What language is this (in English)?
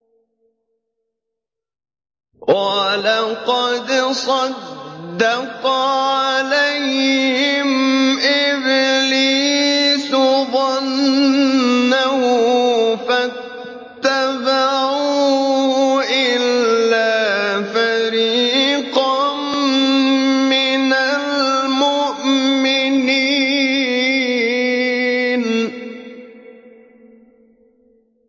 Arabic